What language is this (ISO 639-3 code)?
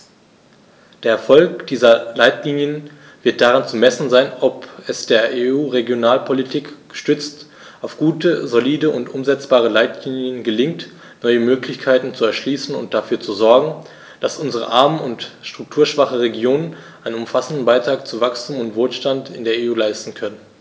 deu